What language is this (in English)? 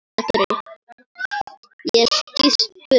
Icelandic